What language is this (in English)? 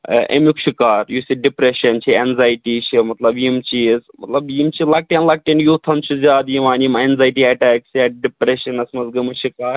Kashmiri